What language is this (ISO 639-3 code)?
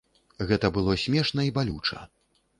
bel